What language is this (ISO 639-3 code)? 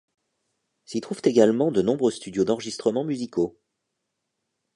fra